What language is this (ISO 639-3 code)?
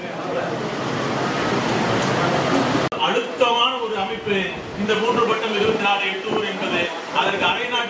tam